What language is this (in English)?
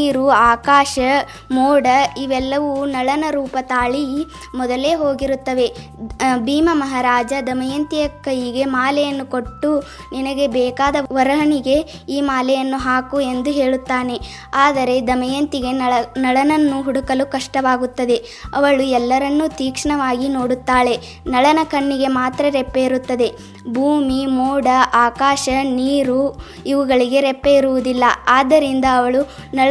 Kannada